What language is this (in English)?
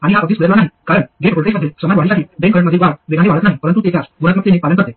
Marathi